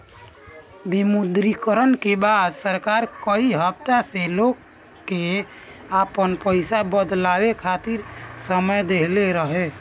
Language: Bhojpuri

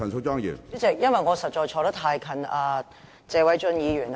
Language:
Cantonese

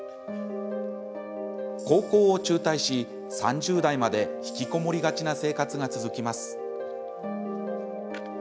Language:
Japanese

